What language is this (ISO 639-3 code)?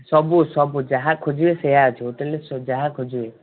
ori